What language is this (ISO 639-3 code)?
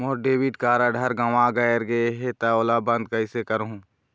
hne